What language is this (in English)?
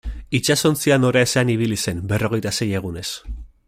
Basque